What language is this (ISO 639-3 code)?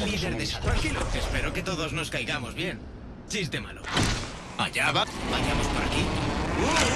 spa